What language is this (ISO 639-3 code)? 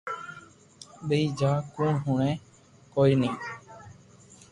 lrk